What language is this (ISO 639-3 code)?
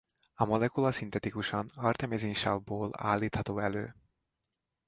hun